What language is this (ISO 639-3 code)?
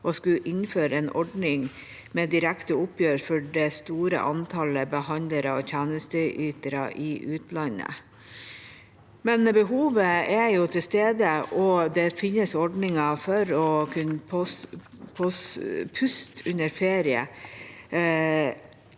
nor